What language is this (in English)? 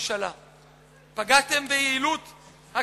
Hebrew